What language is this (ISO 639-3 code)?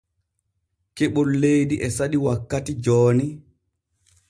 fue